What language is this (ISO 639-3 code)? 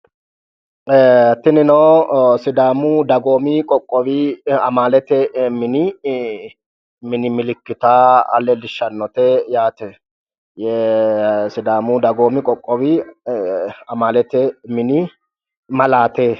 sid